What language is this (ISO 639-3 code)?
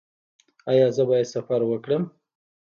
pus